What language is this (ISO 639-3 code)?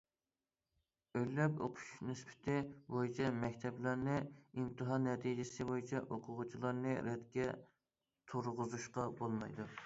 uig